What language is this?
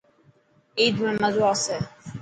Dhatki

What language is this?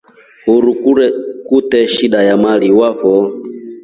Rombo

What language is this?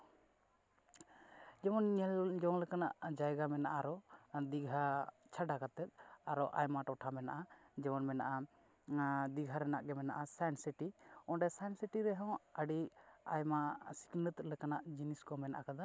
Santali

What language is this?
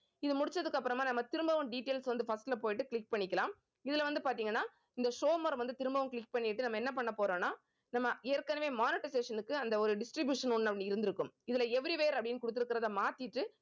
Tamil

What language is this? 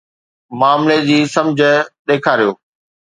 Sindhi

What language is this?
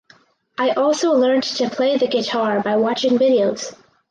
English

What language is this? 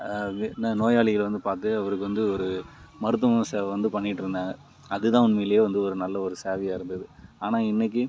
Tamil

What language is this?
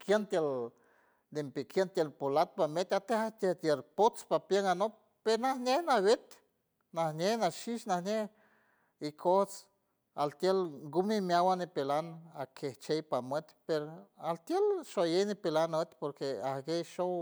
San Francisco Del Mar Huave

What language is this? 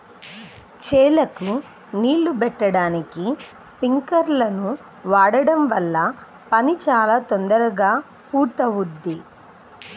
Telugu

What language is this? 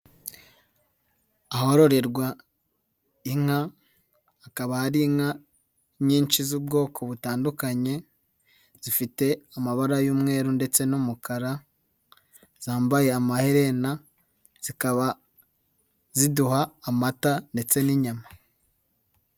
Kinyarwanda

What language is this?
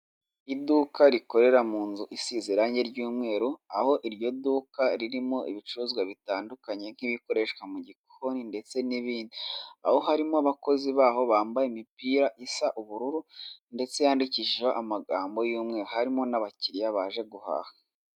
Kinyarwanda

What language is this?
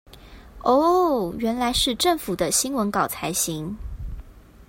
Chinese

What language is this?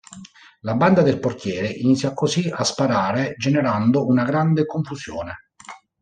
Italian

